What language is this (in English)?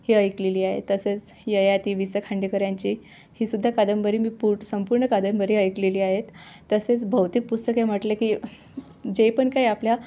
Marathi